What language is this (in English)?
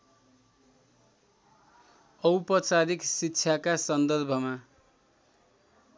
Nepali